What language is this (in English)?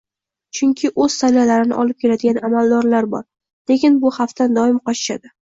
Uzbek